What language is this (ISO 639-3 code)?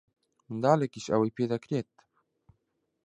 ckb